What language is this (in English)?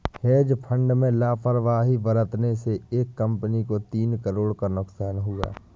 Hindi